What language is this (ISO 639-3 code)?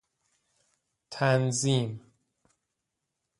fas